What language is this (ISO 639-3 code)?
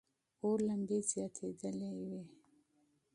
pus